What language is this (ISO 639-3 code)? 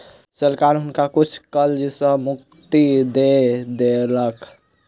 mai